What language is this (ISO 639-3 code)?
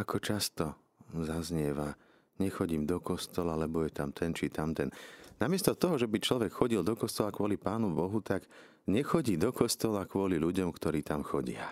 slk